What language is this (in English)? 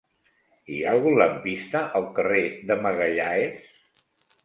Catalan